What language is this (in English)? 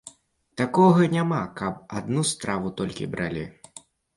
Belarusian